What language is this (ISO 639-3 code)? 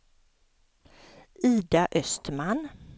swe